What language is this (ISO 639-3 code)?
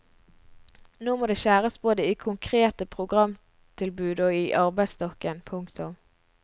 nor